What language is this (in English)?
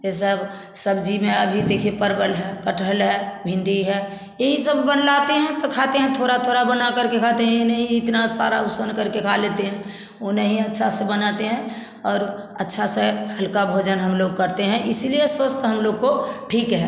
Hindi